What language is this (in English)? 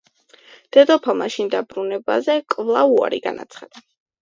Georgian